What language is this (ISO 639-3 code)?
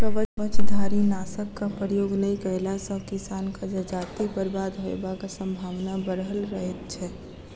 mai